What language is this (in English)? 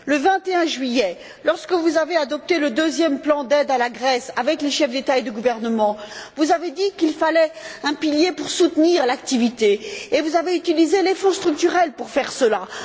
French